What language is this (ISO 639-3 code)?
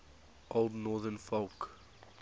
eng